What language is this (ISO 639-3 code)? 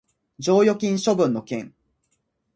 jpn